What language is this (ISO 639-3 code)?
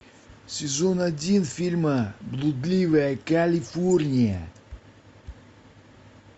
rus